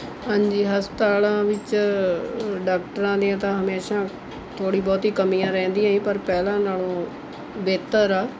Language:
Punjabi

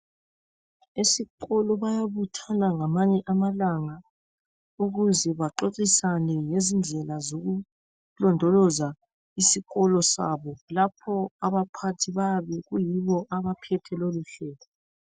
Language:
North Ndebele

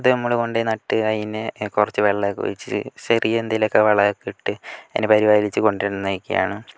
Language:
Malayalam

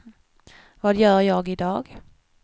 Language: Swedish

